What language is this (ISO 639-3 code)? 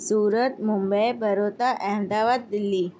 snd